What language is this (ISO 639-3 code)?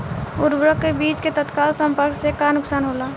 bho